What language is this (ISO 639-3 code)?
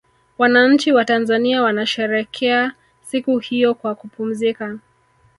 swa